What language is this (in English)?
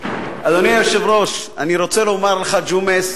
Hebrew